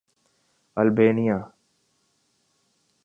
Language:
Urdu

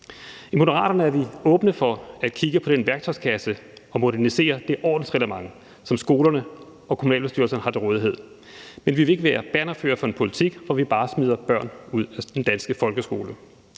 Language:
Danish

